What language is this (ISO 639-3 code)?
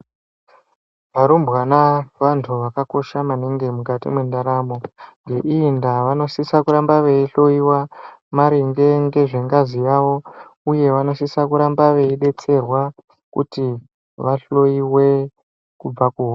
ndc